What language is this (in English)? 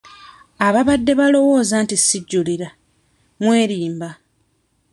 Ganda